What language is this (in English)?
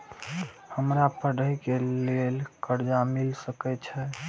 Maithili